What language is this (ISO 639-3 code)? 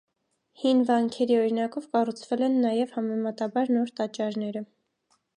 hye